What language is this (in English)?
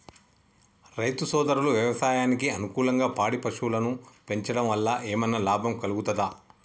Telugu